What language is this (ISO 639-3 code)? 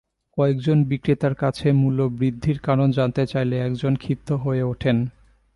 ben